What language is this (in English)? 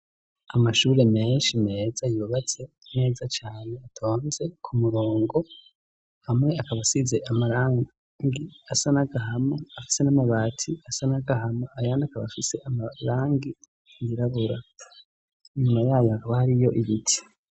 Rundi